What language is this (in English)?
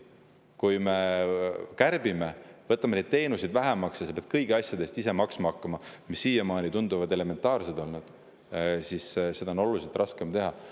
Estonian